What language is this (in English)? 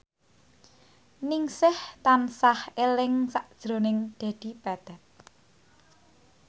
Javanese